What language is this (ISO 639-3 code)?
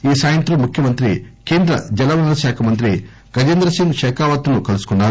tel